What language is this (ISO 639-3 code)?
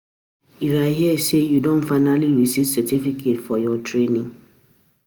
pcm